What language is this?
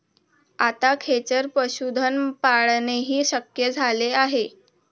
Marathi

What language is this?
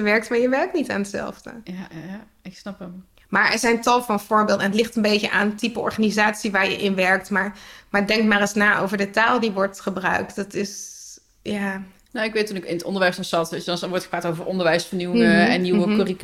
Dutch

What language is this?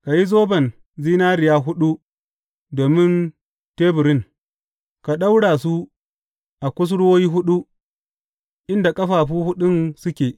Hausa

